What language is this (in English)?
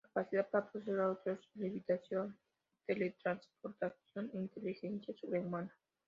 Spanish